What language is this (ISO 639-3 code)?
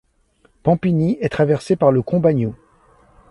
fra